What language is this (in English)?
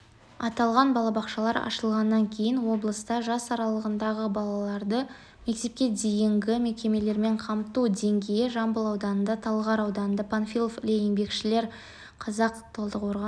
Kazakh